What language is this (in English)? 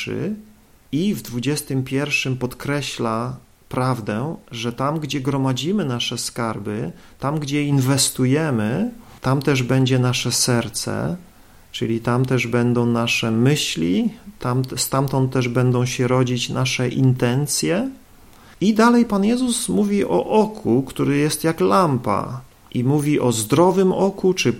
Polish